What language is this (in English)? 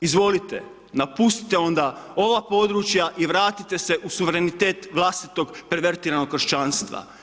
Croatian